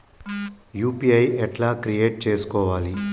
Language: Telugu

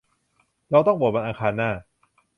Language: Thai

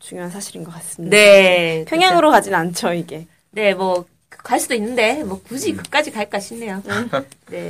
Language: Korean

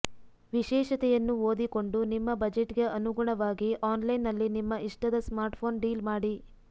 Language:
Kannada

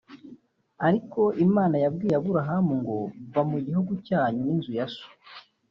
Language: Kinyarwanda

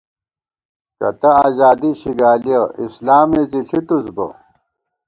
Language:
Gawar-Bati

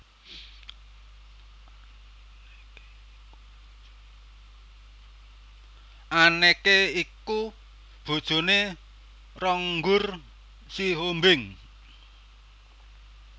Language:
Javanese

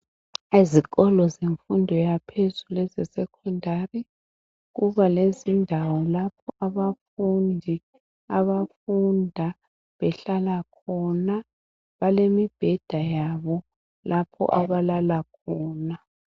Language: North Ndebele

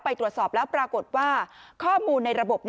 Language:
Thai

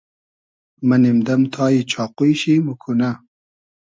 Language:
Hazaragi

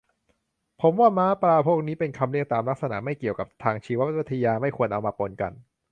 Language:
Thai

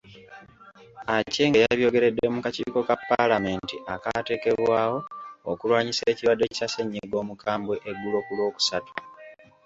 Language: Ganda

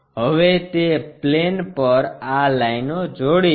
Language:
Gujarati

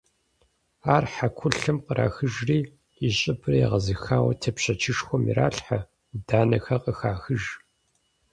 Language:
Kabardian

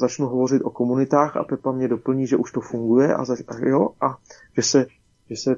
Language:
Czech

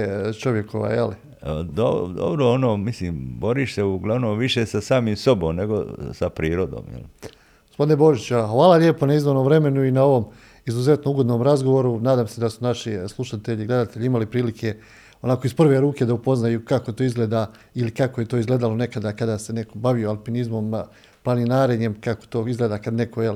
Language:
Croatian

